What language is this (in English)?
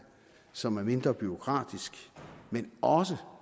Danish